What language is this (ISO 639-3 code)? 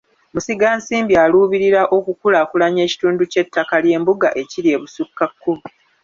lug